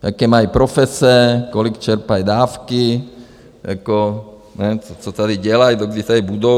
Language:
Czech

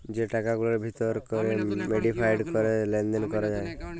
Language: Bangla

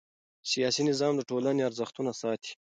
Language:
Pashto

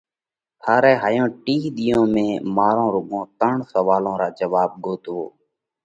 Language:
Parkari Koli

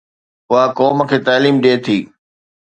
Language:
Sindhi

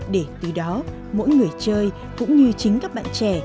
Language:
Vietnamese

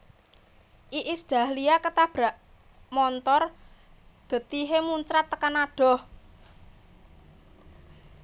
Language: Javanese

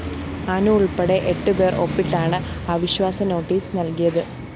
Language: Malayalam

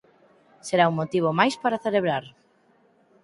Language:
Galician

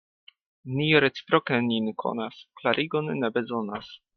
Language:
Esperanto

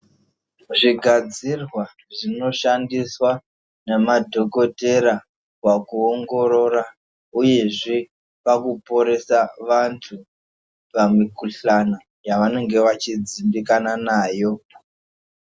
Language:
Ndau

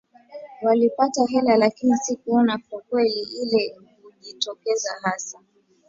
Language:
Swahili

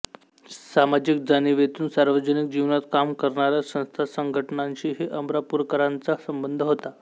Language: Marathi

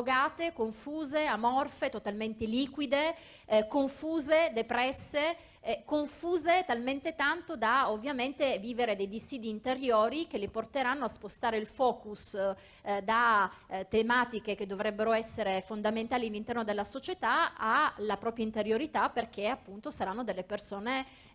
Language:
Italian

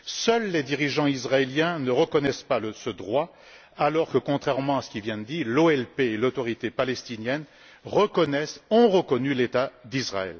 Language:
French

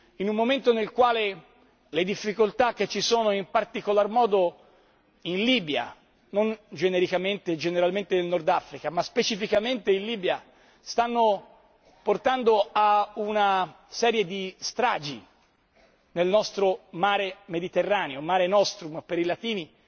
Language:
Italian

